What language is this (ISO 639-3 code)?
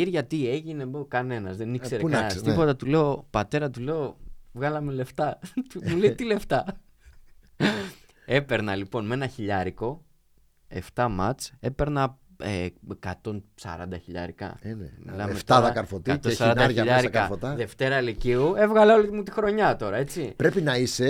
ell